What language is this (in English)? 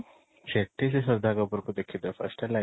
Odia